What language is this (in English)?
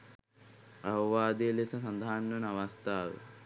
Sinhala